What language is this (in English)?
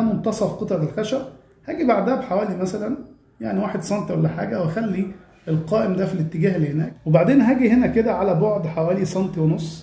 Arabic